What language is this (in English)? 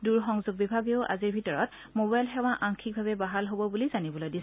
Assamese